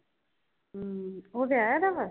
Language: Punjabi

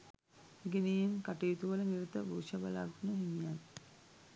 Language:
Sinhala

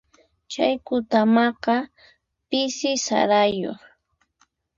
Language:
Puno Quechua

